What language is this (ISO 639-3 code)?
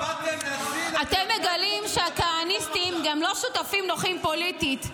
heb